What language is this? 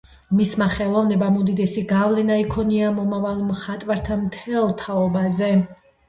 Georgian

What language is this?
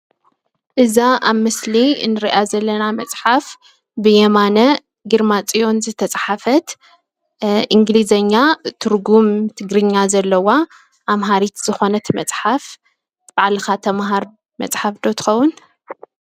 Tigrinya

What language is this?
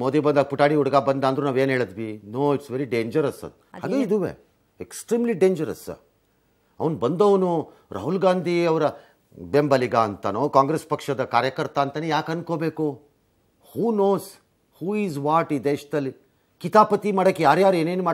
Kannada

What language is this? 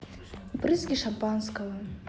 Russian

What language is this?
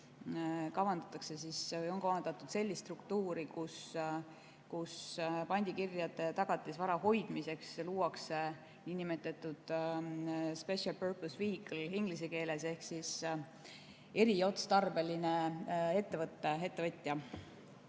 Estonian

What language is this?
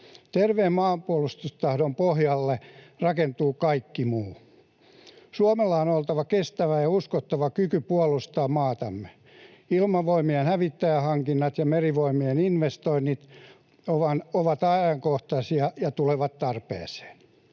Finnish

